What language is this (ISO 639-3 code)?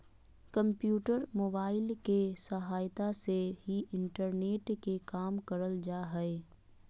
mag